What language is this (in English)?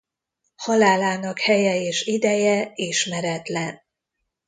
Hungarian